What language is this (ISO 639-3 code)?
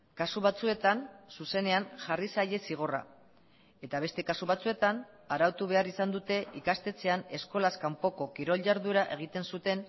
eus